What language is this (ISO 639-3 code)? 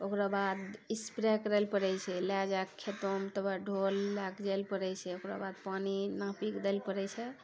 mai